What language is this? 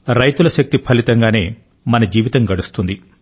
Telugu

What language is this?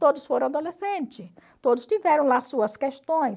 Portuguese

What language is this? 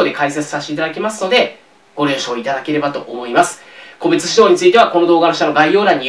Japanese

